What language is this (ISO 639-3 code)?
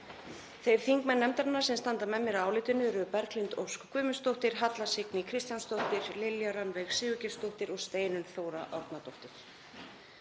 isl